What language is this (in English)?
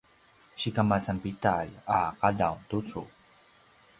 Paiwan